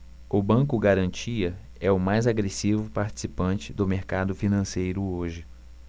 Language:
Portuguese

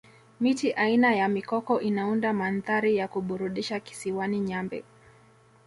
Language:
Swahili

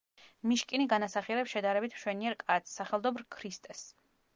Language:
Georgian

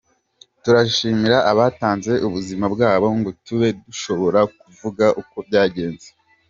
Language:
Kinyarwanda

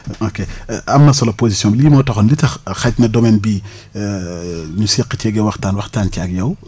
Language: Wolof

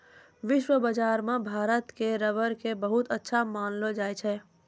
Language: Maithili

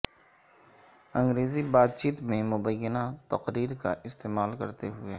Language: Urdu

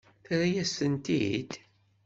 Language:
Kabyle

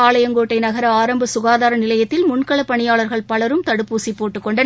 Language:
Tamil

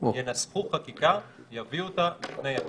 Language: Hebrew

